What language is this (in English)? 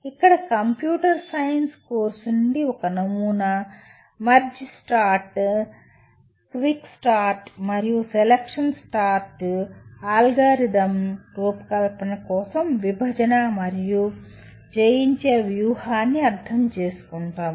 Telugu